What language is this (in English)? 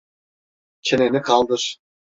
Turkish